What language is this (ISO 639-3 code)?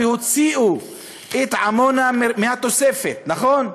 heb